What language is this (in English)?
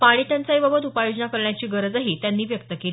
Marathi